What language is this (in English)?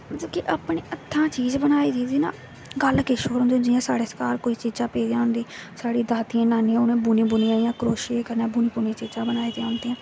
Dogri